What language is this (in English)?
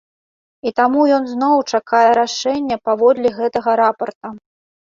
Belarusian